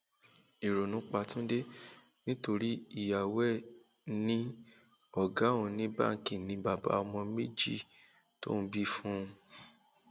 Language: Yoruba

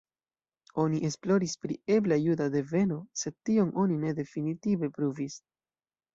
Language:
Esperanto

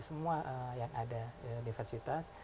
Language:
Indonesian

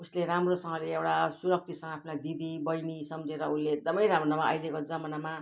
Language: Nepali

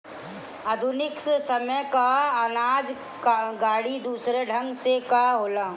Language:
Bhojpuri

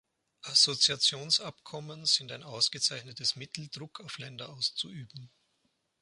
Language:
German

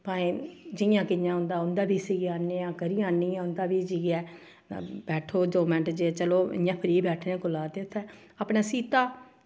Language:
Dogri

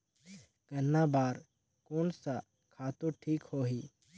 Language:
Chhattisgarhi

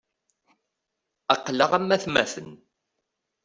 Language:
Kabyle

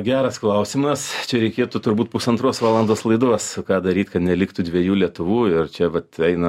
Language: Lithuanian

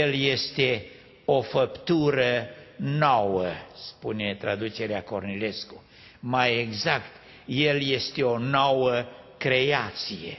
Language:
Romanian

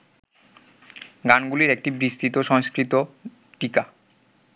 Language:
Bangla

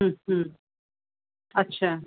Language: Urdu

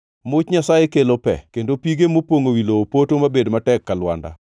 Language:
Luo (Kenya and Tanzania)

